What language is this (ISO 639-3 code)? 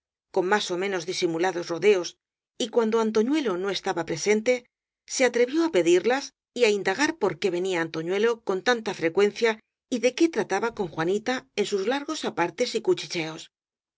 spa